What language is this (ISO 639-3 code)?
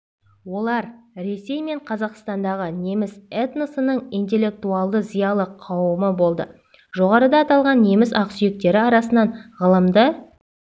kaz